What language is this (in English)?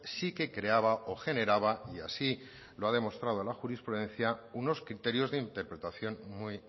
Spanish